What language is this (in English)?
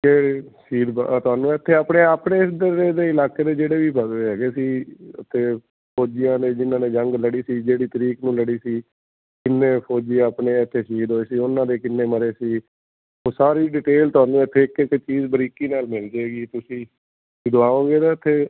Punjabi